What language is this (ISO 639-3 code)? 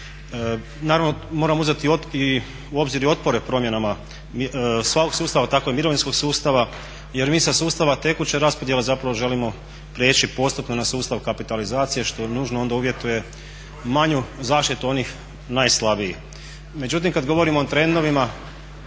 hrv